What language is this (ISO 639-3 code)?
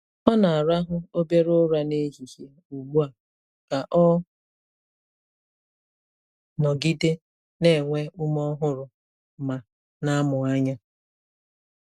ibo